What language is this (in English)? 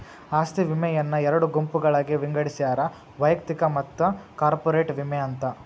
Kannada